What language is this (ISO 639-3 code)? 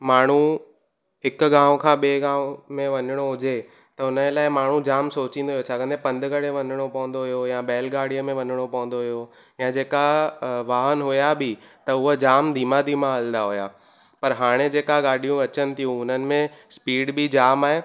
snd